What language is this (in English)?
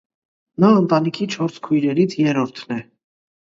Armenian